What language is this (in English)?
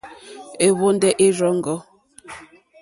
Mokpwe